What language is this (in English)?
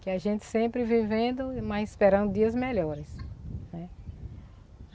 Portuguese